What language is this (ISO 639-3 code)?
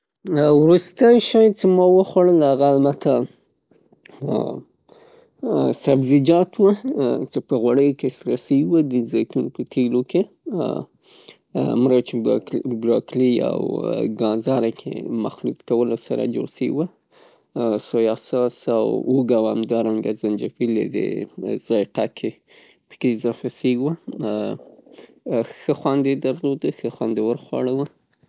pus